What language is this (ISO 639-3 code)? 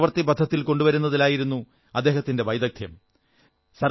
mal